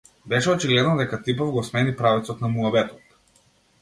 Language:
Macedonian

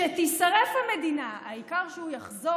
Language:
Hebrew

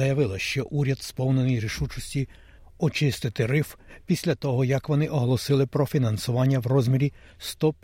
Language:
Ukrainian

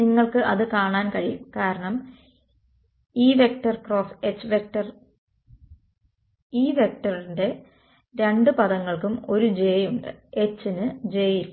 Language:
Malayalam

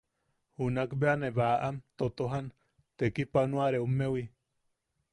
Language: Yaqui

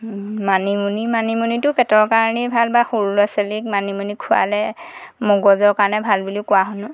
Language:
Assamese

